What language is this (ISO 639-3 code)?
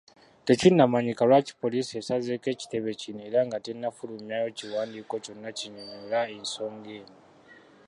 lug